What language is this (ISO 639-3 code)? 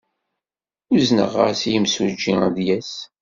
kab